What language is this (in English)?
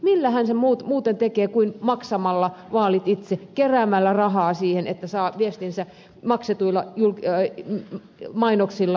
Finnish